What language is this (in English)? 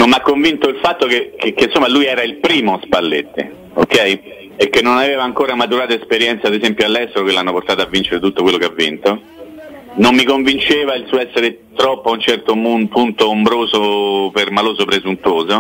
Italian